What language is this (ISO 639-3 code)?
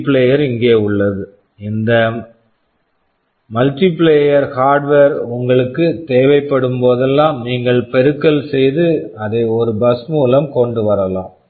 tam